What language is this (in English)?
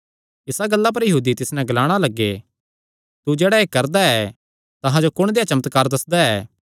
Kangri